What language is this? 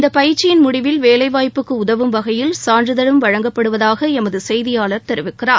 Tamil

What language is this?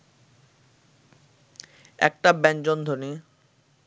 Bangla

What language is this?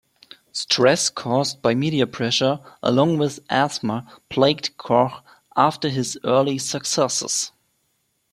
English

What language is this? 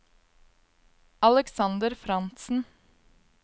Norwegian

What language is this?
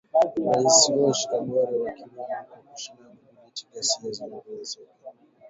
Swahili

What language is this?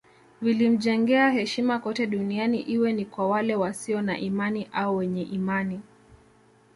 Swahili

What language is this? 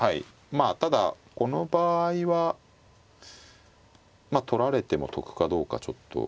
Japanese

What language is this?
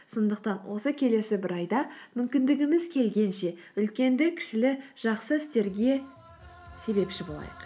Kazakh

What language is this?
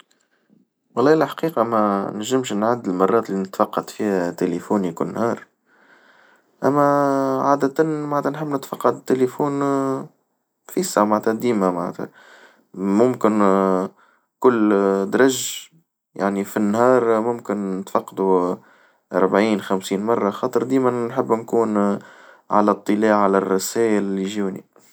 Tunisian Arabic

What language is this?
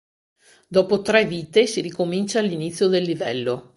Italian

